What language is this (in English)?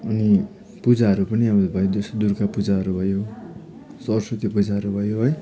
Nepali